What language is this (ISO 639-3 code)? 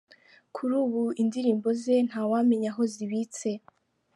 kin